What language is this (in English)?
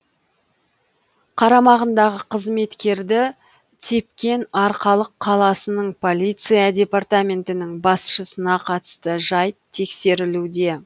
Kazakh